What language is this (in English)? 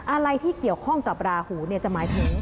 Thai